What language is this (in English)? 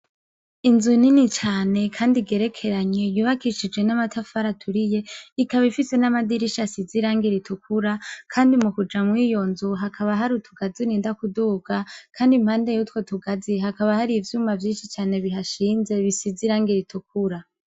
Rundi